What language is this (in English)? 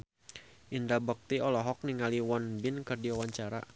Sundanese